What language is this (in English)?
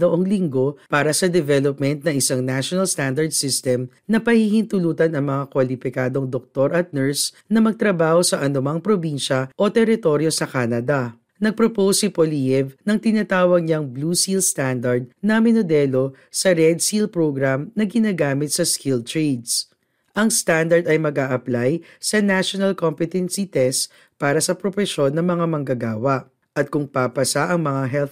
Filipino